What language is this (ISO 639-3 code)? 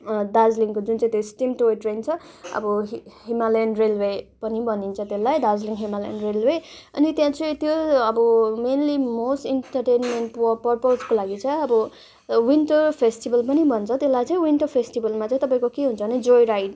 nep